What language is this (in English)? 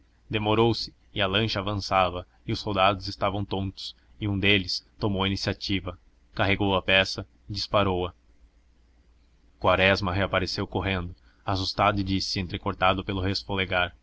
Portuguese